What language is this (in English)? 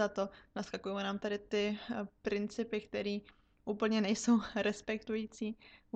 Czech